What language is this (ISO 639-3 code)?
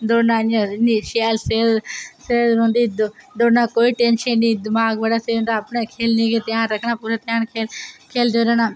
doi